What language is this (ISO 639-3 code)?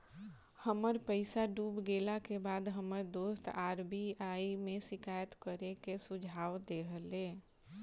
bho